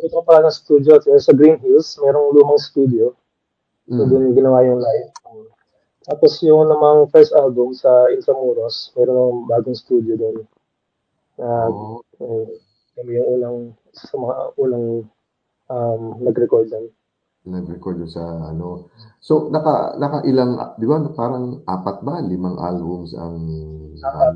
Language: Filipino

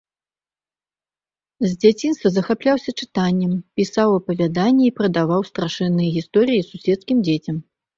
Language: Belarusian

